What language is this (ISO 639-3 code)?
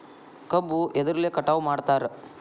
kan